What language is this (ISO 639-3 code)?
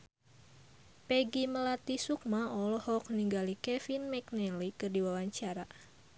sun